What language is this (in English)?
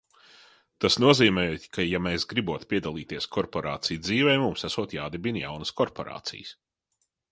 Latvian